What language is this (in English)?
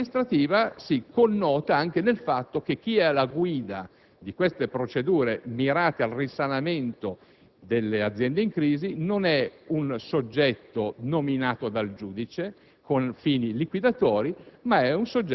Italian